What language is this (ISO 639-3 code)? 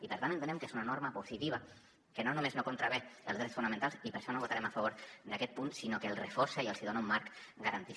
cat